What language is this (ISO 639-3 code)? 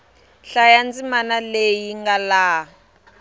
tso